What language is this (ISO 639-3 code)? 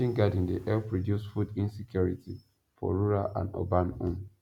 pcm